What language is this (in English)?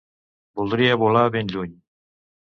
Catalan